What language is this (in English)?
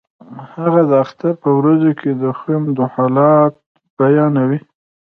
Pashto